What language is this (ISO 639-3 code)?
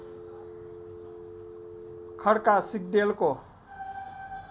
nep